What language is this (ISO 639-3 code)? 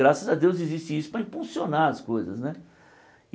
por